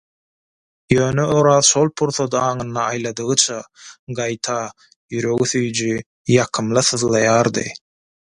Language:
Turkmen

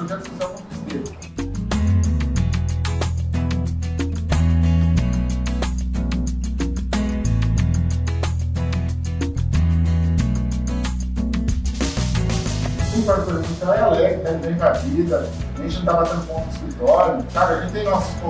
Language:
Portuguese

